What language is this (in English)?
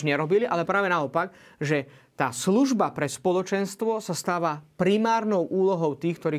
Slovak